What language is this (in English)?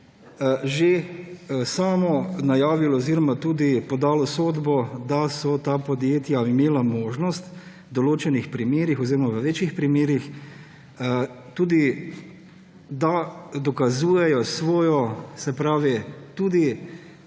Slovenian